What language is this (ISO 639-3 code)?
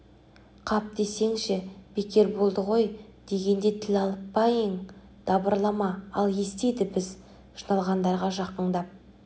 kaz